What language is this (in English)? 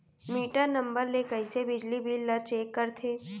Chhattisgarhi